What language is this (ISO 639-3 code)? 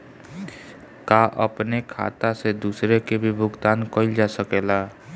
bho